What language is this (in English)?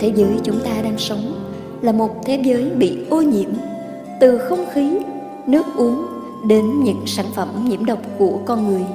Vietnamese